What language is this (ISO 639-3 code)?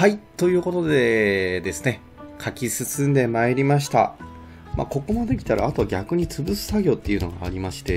jpn